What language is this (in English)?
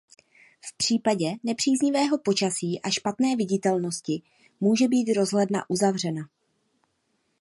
Czech